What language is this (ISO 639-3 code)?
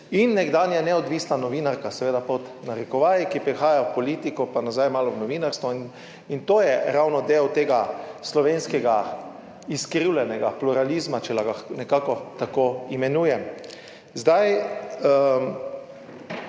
slv